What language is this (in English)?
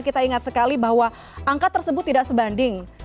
Indonesian